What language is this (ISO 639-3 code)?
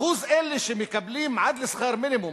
heb